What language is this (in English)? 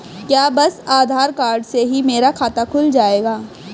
Hindi